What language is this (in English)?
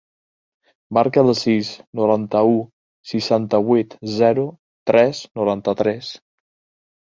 Catalan